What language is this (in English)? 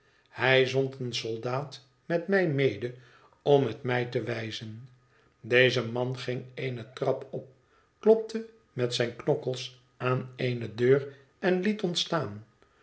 Dutch